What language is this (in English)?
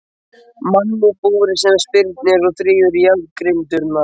Icelandic